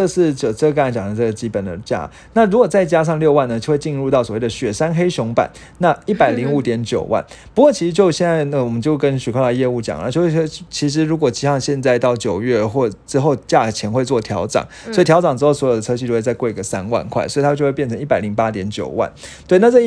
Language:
Chinese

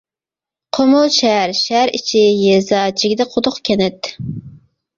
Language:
Uyghur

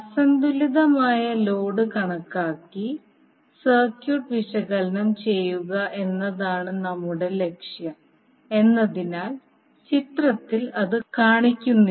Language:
Malayalam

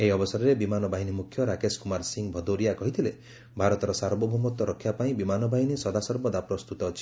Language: Odia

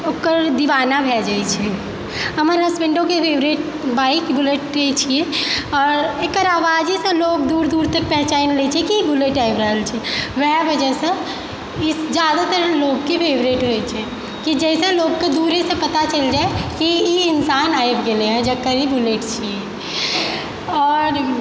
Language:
Maithili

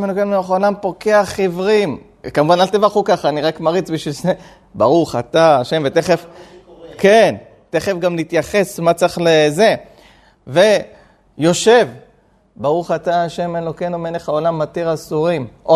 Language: Hebrew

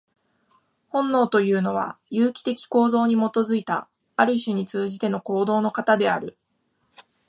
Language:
Japanese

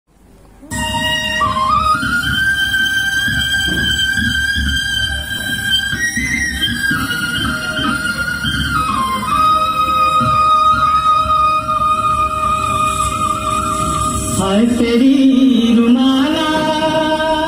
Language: Romanian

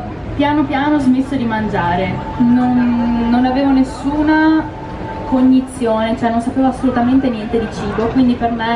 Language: Italian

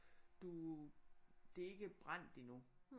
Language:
Danish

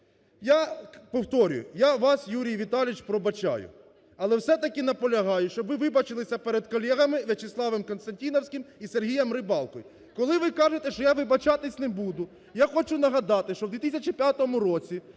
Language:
Ukrainian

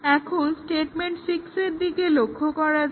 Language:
Bangla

